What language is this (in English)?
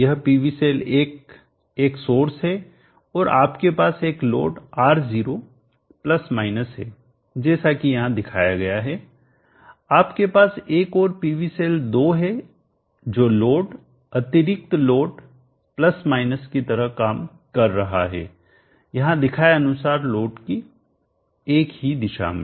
Hindi